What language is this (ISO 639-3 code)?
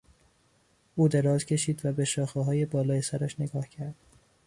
fas